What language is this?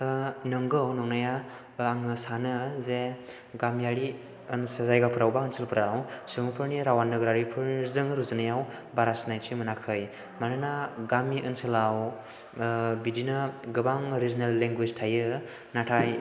Bodo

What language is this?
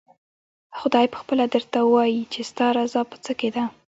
Pashto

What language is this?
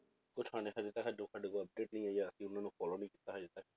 Punjabi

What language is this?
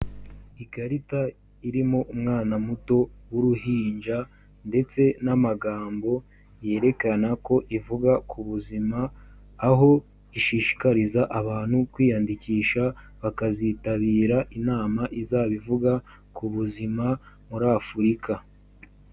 Kinyarwanda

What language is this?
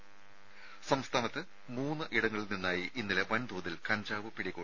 Malayalam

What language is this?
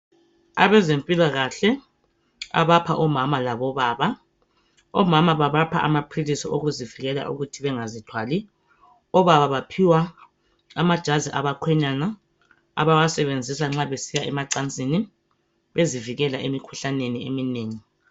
North Ndebele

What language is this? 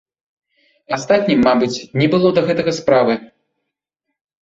Belarusian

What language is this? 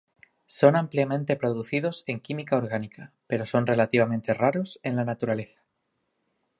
Spanish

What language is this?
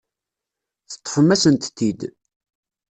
Kabyle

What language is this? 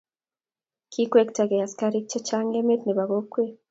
Kalenjin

